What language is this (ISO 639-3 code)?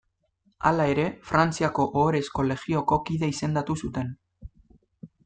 eus